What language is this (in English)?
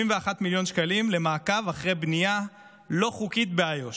Hebrew